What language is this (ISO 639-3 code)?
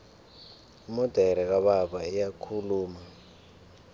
nbl